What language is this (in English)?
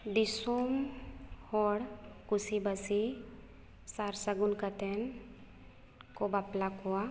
Santali